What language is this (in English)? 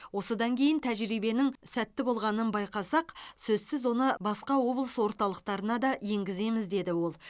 Kazakh